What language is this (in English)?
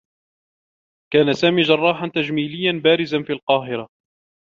Arabic